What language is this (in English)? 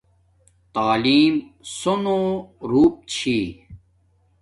Domaaki